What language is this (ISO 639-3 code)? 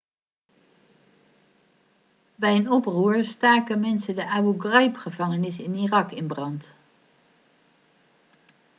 nld